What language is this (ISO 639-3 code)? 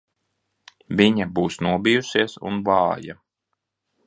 lav